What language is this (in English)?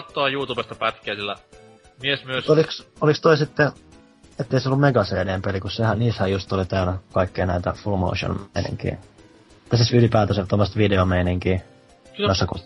Finnish